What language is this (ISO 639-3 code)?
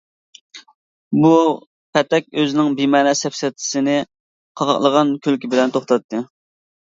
uig